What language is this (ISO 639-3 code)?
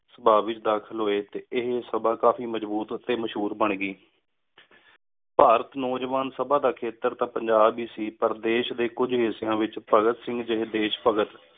pan